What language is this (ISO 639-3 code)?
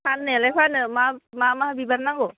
brx